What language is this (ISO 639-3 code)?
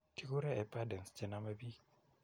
kln